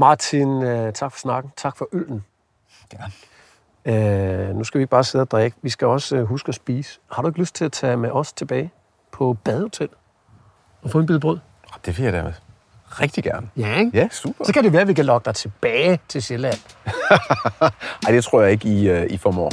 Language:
Danish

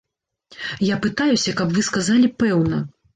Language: Belarusian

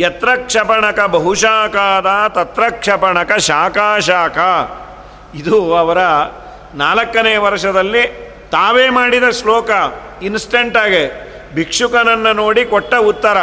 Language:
Kannada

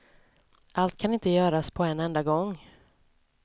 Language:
Swedish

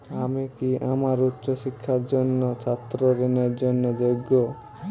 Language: Bangla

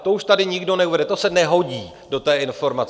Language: Czech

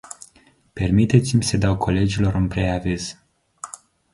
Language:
Romanian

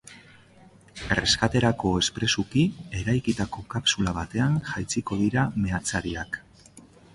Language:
Basque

